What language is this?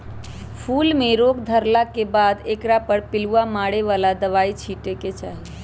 Magahi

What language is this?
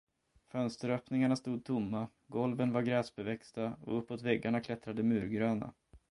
Swedish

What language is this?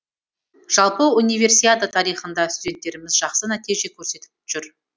Kazakh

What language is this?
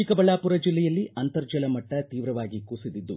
Kannada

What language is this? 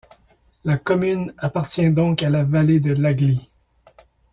French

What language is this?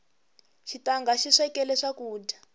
Tsonga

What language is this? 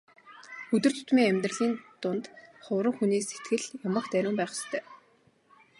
Mongolian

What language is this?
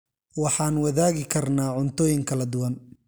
Somali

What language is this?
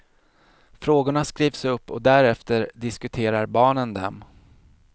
Swedish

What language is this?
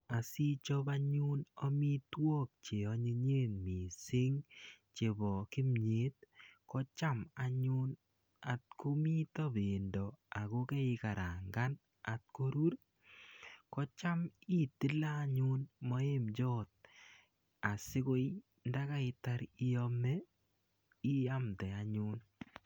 Kalenjin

